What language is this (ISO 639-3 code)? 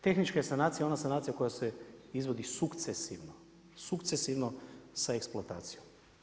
hrv